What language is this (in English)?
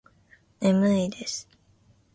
Japanese